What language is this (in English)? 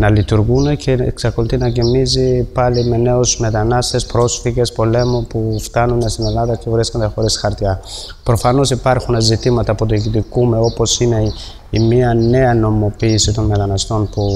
Greek